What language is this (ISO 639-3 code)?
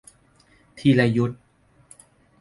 tha